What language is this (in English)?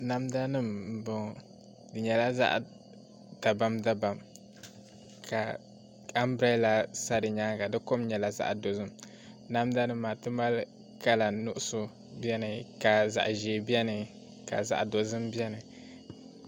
Dagbani